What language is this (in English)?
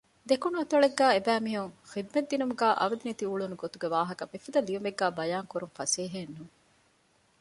Divehi